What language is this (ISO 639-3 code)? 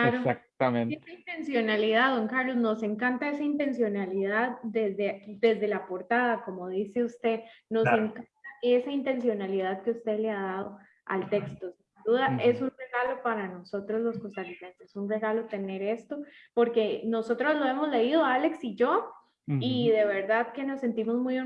spa